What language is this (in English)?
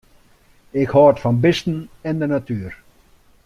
Western Frisian